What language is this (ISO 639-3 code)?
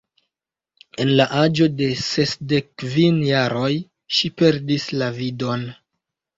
epo